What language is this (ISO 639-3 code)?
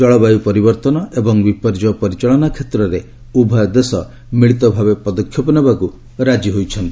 ori